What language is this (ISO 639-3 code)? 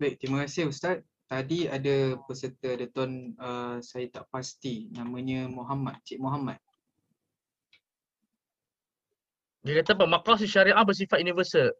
msa